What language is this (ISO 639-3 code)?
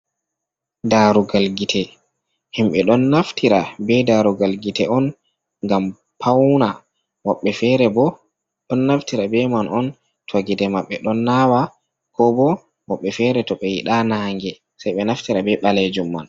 ful